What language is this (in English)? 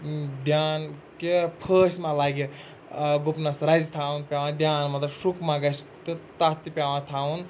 Kashmiri